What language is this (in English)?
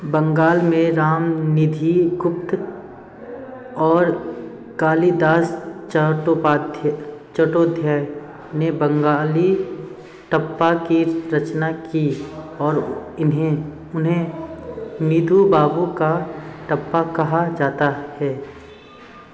Hindi